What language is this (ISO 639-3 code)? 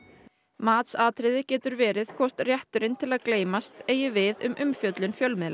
isl